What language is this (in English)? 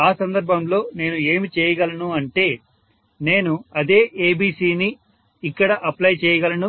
Telugu